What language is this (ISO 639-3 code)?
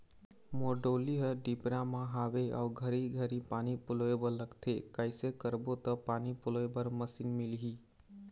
hne